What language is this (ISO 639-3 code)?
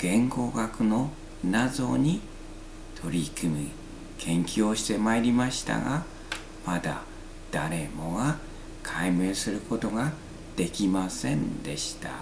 jpn